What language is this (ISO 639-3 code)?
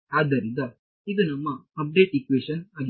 kan